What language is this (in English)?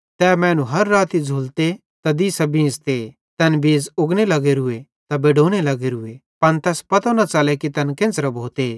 Bhadrawahi